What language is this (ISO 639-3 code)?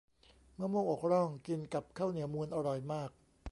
tha